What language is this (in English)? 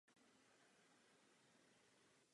Czech